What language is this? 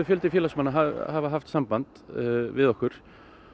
Icelandic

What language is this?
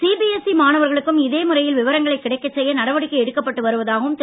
Tamil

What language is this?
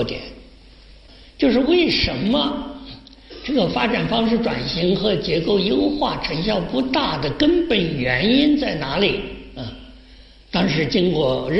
Chinese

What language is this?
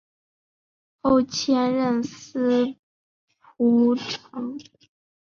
Chinese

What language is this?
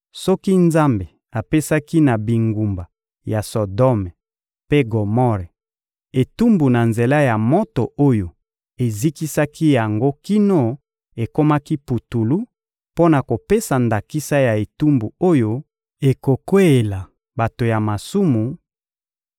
Lingala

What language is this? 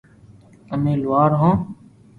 Loarki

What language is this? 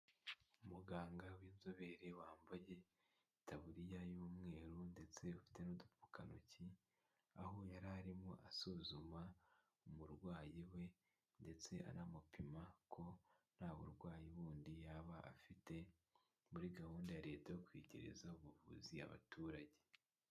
Kinyarwanda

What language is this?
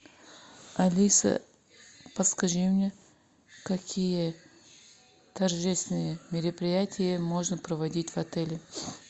Russian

